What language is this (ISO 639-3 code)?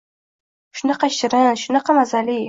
uzb